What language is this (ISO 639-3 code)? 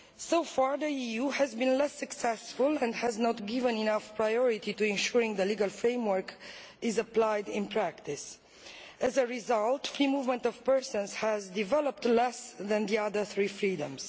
eng